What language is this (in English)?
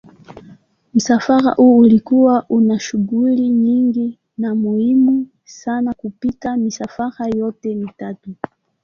Swahili